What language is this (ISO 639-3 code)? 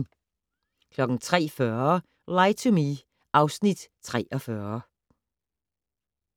dan